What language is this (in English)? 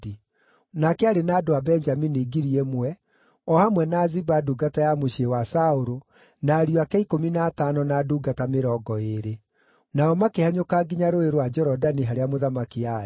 Kikuyu